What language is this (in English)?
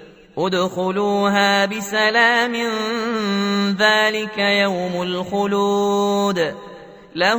Arabic